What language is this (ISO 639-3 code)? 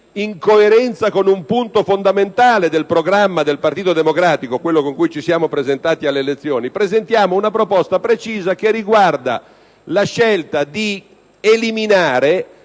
ita